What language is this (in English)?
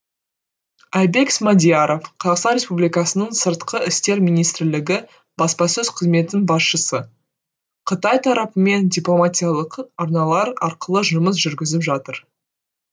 Kazakh